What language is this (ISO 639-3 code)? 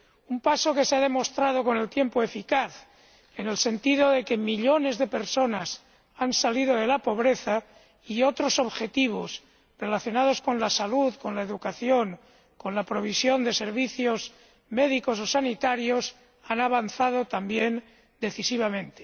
spa